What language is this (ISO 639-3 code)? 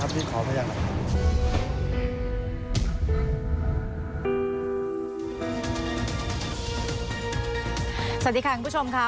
tha